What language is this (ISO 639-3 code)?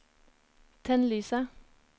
nor